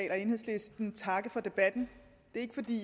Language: Danish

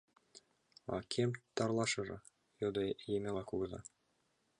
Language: Mari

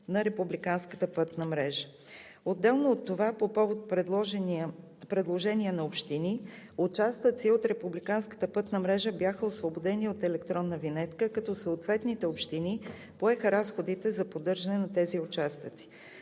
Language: Bulgarian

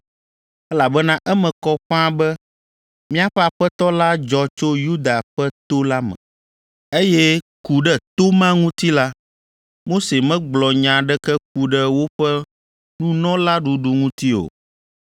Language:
Ewe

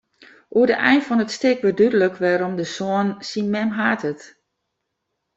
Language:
Western Frisian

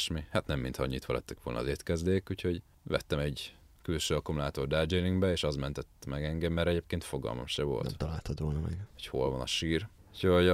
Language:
Hungarian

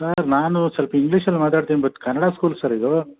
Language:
Kannada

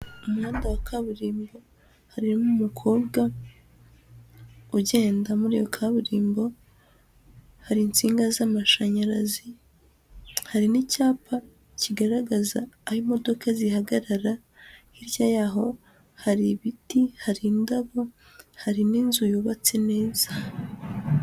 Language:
Kinyarwanda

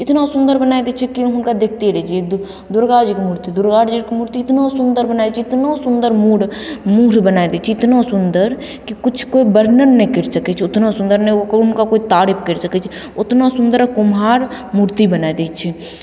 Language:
Maithili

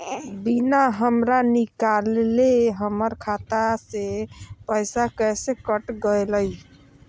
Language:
Magahi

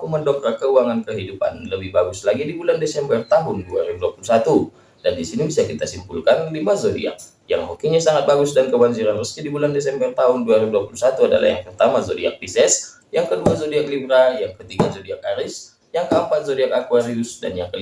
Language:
Indonesian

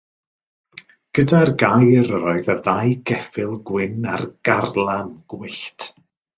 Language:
Welsh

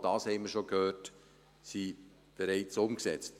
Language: Swiss German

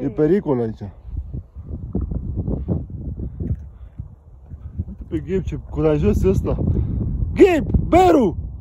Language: Romanian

